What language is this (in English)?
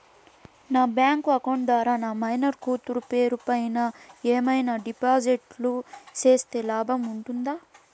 Telugu